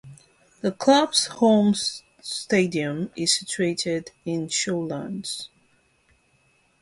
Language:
English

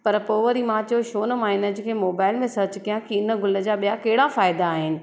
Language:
Sindhi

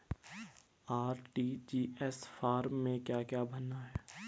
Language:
Hindi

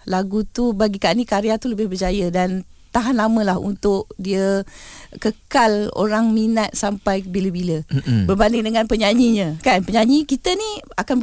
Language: Malay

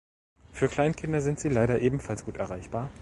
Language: German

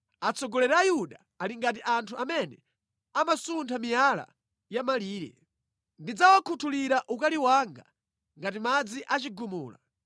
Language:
Nyanja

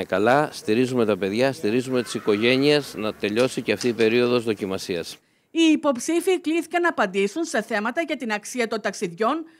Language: Greek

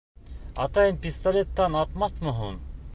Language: Bashkir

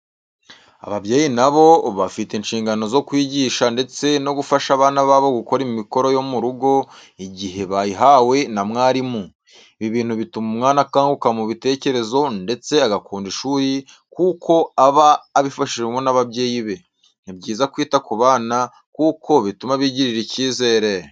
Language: Kinyarwanda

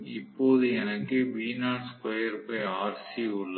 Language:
Tamil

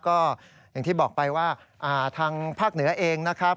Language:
Thai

